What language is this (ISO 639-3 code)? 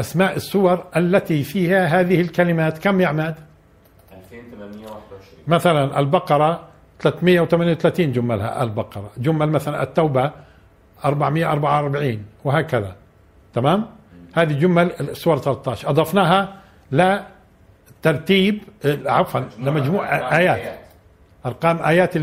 ara